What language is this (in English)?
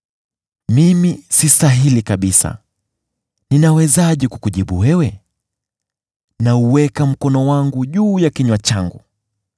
Swahili